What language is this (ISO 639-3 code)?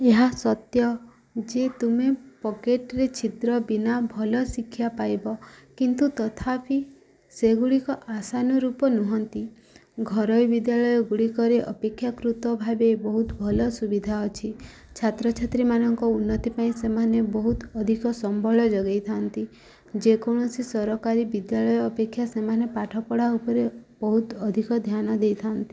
ori